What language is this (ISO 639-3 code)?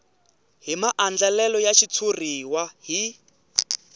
tso